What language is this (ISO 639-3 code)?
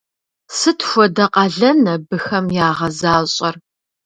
kbd